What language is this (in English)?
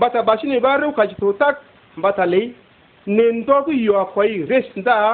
Arabic